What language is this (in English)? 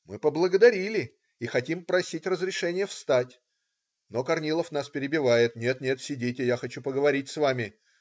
Russian